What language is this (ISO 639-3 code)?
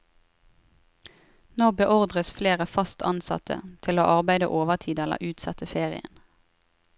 nor